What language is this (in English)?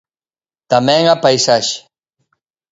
Galician